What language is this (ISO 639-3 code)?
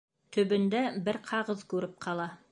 bak